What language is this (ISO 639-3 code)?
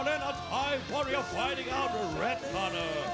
tha